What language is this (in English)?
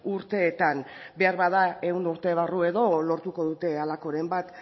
Basque